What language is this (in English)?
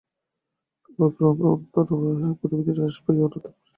Bangla